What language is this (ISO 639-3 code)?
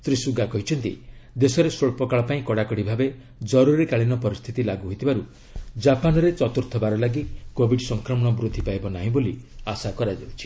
ori